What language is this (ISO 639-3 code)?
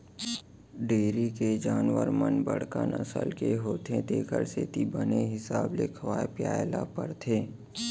hne